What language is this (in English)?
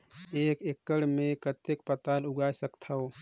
Chhattisgarhi